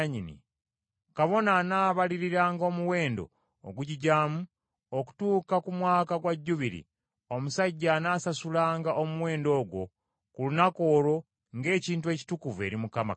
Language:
Ganda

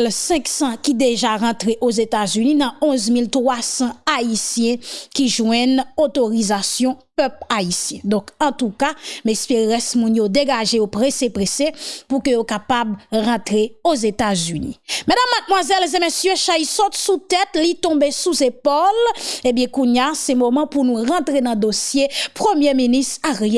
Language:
French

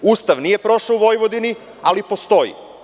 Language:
Serbian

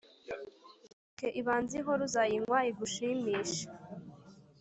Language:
Kinyarwanda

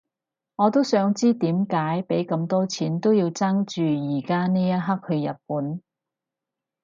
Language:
Cantonese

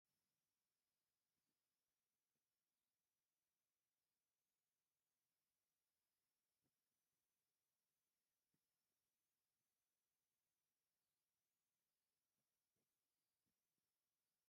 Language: Tigrinya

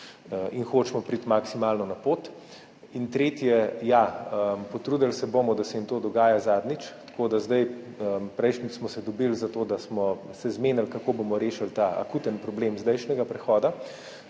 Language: Slovenian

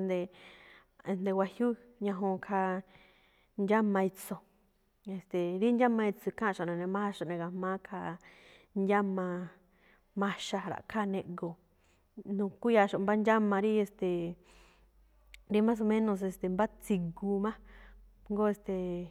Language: Malinaltepec Me'phaa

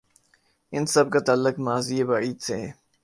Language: Urdu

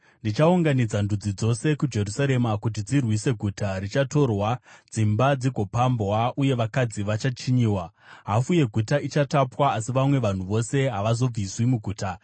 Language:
Shona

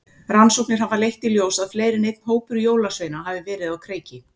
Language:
Icelandic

